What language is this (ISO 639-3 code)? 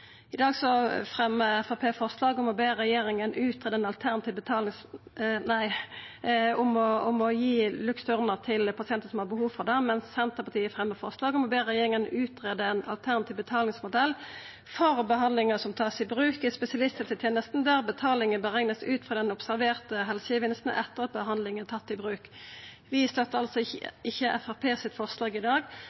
nno